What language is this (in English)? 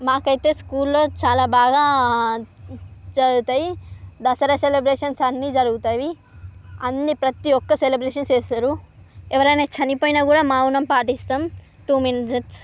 Telugu